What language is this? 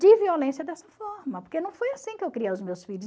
Portuguese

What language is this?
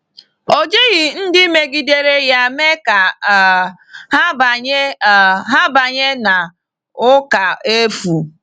Igbo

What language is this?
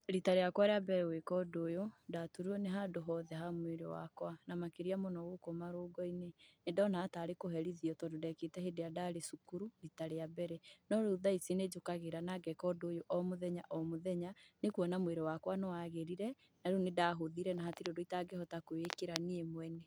Kikuyu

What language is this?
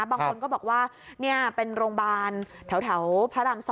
Thai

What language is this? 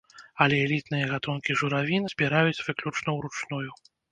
Belarusian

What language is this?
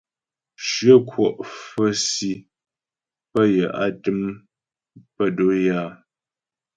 Ghomala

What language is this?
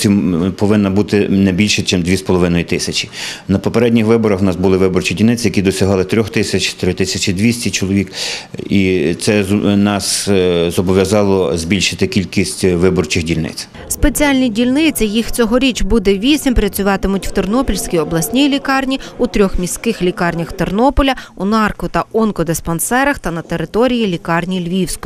Ukrainian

